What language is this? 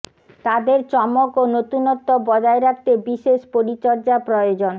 Bangla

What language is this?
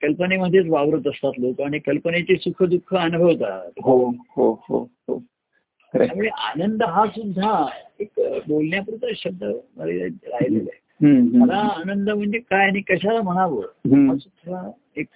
Marathi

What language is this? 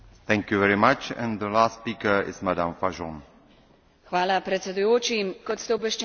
Slovenian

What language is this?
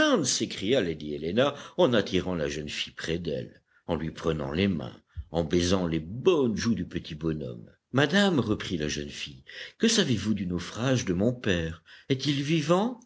French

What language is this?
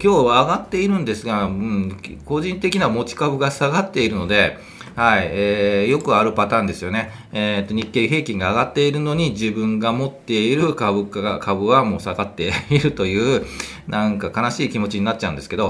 Japanese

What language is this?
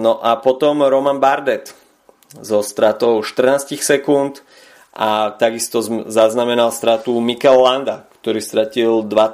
Slovak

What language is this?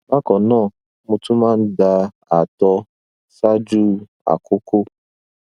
Yoruba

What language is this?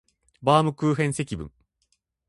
Japanese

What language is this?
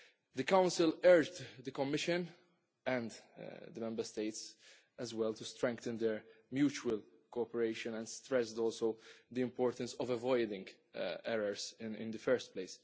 English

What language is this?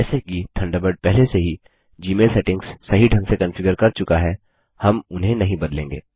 Hindi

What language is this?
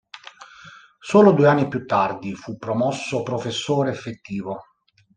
Italian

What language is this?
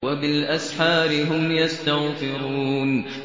Arabic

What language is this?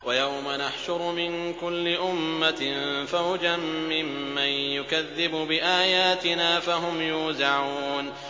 Arabic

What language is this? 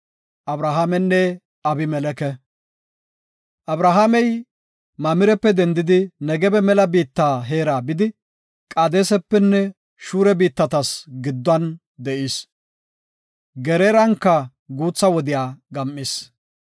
Gofa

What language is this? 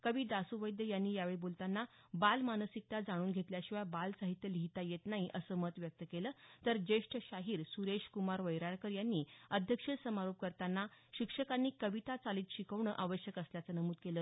Marathi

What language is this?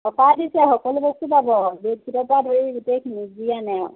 Assamese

